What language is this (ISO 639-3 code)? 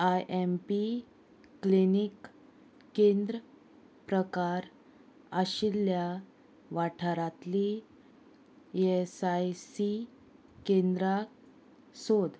kok